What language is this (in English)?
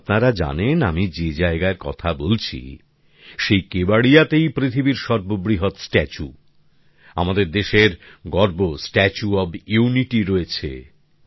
Bangla